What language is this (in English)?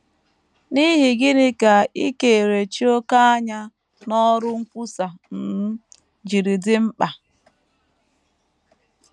Igbo